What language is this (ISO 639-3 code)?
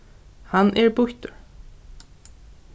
fao